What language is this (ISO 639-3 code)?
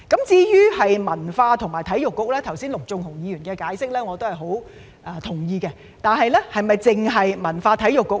yue